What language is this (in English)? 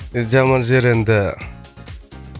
Kazakh